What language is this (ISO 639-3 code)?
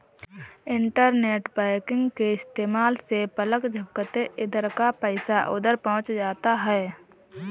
hin